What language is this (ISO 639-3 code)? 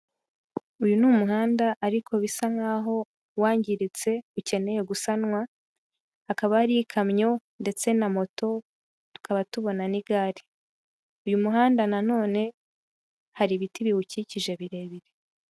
kin